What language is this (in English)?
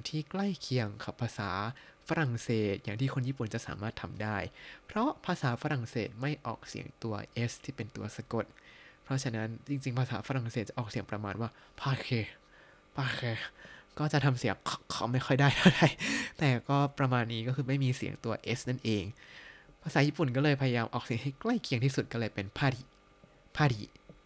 Thai